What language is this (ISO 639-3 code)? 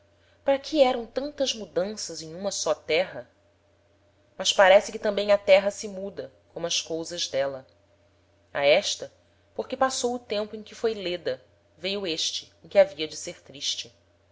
por